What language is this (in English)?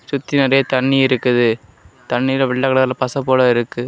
Tamil